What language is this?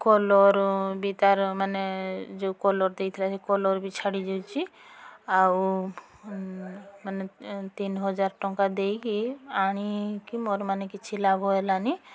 Odia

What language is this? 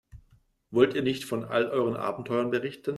German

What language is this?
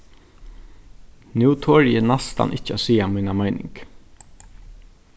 Faroese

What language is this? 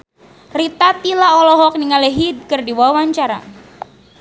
Sundanese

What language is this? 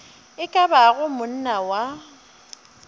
Northern Sotho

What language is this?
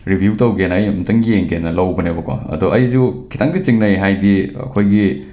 Manipuri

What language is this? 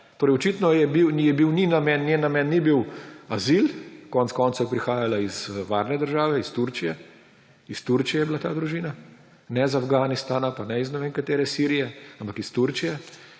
Slovenian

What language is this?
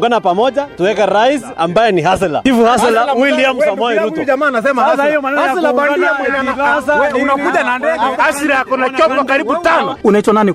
Swahili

